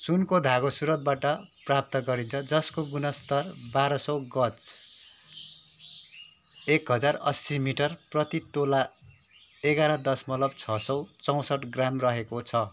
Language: Nepali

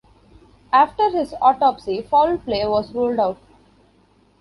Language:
English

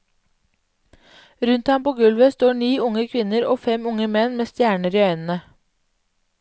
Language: Norwegian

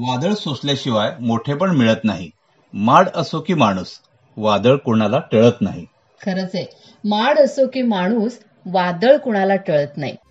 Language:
Marathi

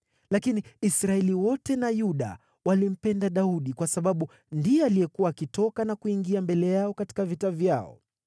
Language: Swahili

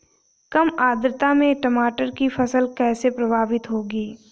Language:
Hindi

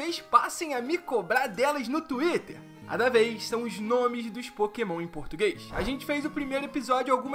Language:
Portuguese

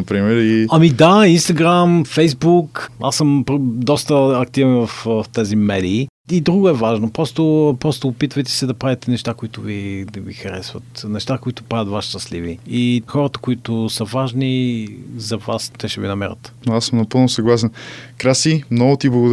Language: Bulgarian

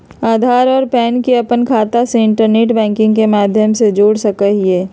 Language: Magahi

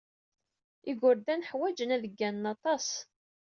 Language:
Kabyle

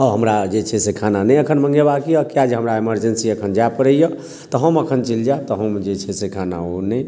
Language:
Maithili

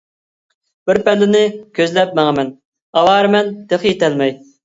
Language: Uyghur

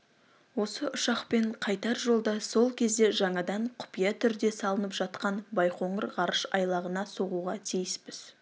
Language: Kazakh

